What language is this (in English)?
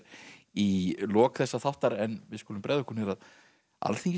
Icelandic